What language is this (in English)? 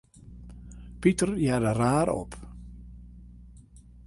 Western Frisian